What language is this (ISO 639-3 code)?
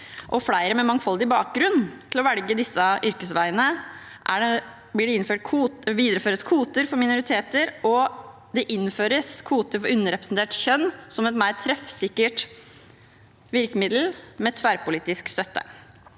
nor